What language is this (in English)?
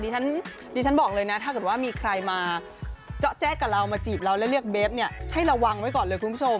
Thai